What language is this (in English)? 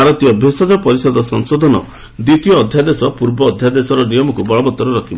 Odia